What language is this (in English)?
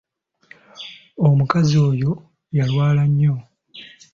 Ganda